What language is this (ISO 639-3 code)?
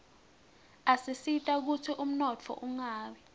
ssw